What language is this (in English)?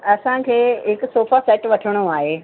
Sindhi